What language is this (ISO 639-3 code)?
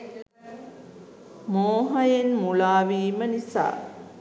sin